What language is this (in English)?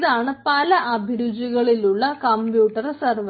Malayalam